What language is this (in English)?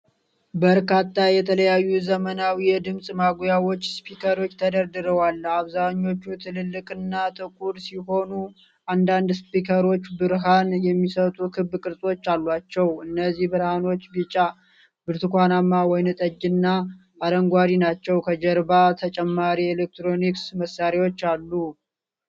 Amharic